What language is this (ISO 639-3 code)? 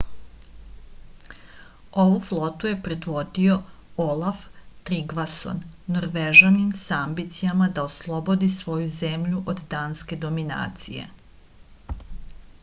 srp